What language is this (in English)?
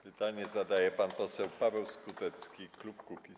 Polish